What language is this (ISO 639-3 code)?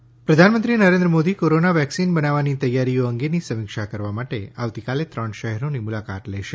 guj